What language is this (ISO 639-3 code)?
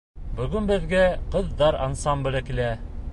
bak